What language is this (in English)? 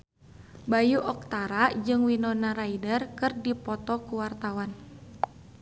Sundanese